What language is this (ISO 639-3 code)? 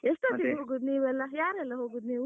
kan